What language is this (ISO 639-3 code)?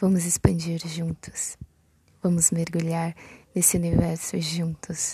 por